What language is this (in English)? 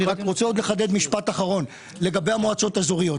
Hebrew